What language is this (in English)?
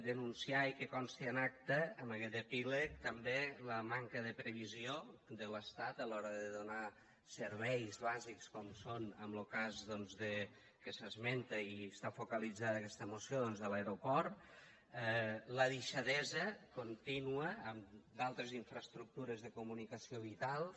Catalan